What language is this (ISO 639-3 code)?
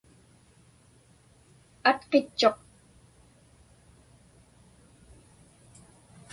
ipk